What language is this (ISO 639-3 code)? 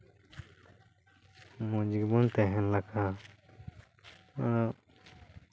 sat